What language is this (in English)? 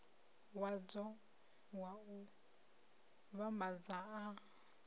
Venda